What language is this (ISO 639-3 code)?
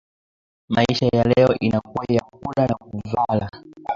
swa